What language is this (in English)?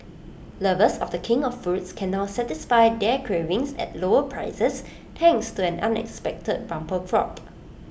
English